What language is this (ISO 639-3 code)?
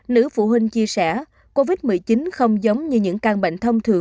vie